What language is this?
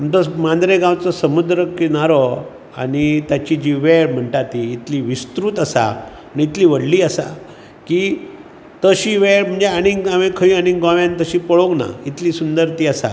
Konkani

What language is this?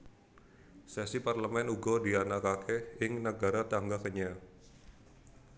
Javanese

